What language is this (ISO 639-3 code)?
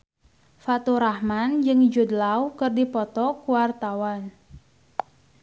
sun